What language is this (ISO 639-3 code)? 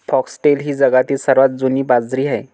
mar